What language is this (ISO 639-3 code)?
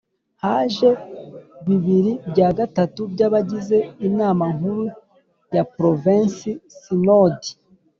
kin